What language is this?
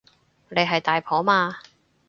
Cantonese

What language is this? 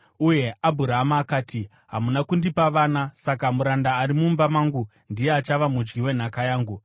Shona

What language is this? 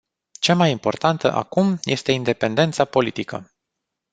Romanian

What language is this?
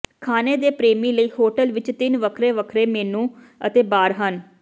Punjabi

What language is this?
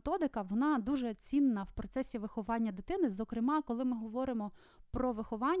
Ukrainian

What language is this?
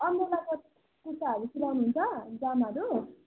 Nepali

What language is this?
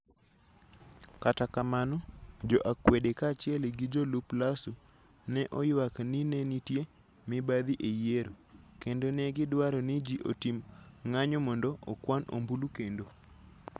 Luo (Kenya and Tanzania)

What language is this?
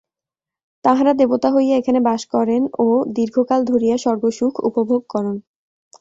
Bangla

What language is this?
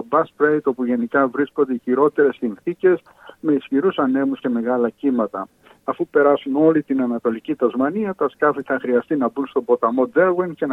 Greek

